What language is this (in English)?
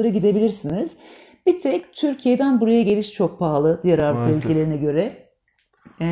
Turkish